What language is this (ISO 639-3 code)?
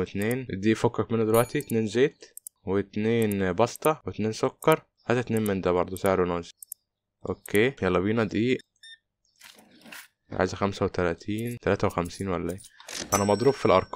ara